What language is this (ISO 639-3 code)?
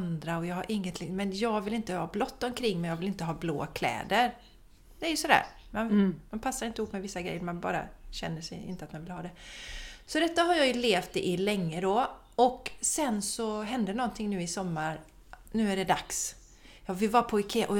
swe